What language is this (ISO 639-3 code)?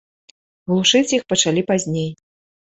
bel